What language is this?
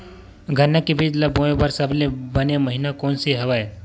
Chhattisgarhi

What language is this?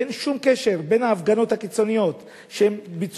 Hebrew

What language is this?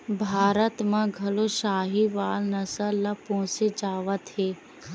Chhattisgarhi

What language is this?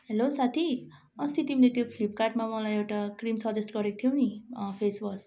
Nepali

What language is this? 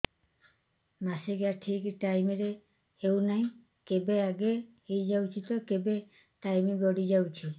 Odia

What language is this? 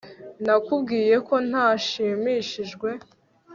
Kinyarwanda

